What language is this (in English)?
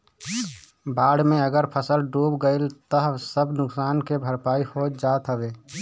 Bhojpuri